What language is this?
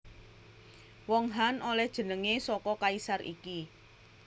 Javanese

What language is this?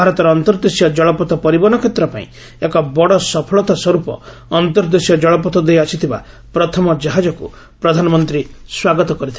Odia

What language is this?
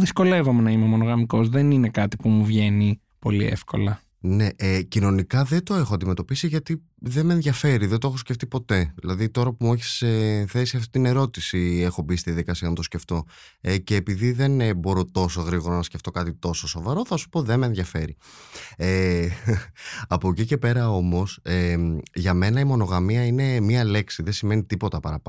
Greek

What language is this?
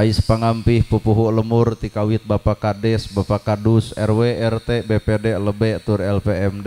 Indonesian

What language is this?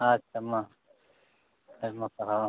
Santali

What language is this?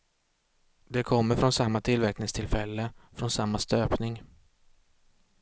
Swedish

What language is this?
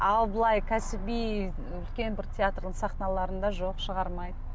Kazakh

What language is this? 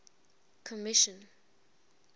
English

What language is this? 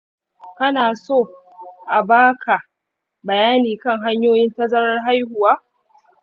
Hausa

